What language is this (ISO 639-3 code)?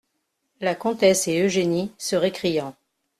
fra